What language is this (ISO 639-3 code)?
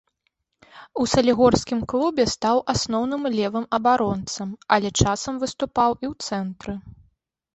bel